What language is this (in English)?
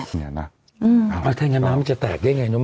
Thai